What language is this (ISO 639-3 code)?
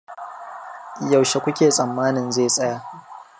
hau